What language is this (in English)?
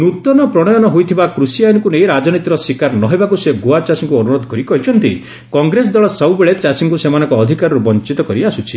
Odia